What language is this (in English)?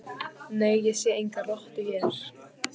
Icelandic